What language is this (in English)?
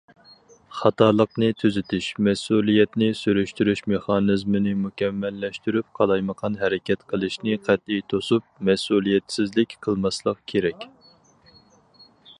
Uyghur